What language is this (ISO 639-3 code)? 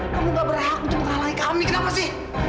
ind